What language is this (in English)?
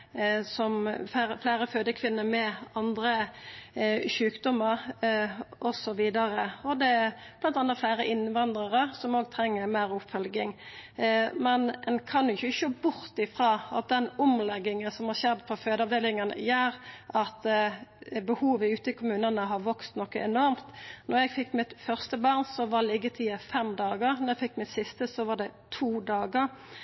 Norwegian Nynorsk